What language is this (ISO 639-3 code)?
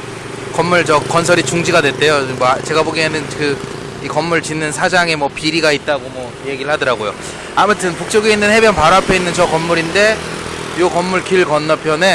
kor